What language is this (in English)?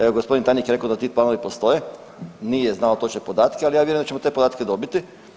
Croatian